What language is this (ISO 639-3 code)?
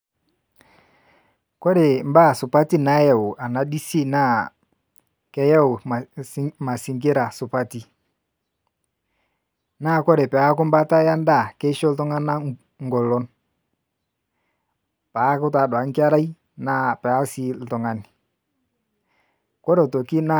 mas